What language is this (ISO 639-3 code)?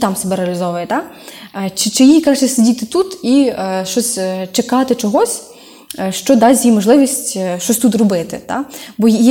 ukr